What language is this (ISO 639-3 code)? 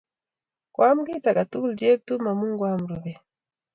kln